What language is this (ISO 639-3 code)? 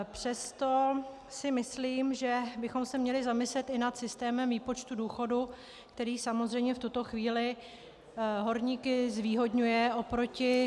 ces